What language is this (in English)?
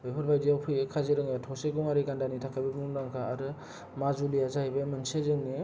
Bodo